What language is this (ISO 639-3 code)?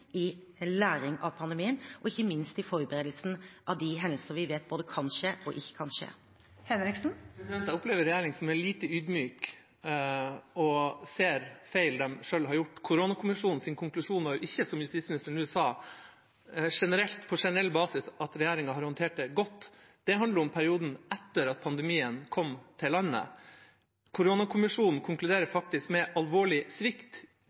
nob